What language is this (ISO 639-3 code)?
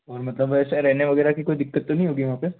hin